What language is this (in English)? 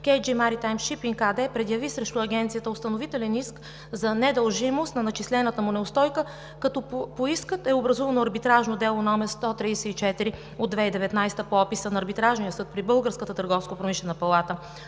Bulgarian